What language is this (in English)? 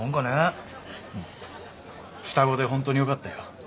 Japanese